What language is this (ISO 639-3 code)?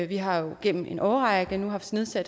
dan